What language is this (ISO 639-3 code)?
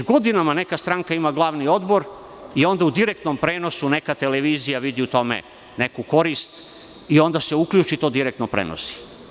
srp